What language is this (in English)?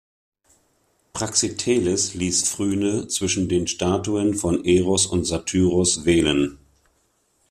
German